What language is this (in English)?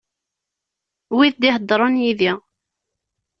Kabyle